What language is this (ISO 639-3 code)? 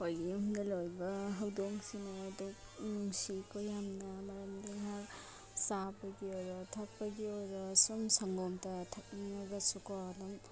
mni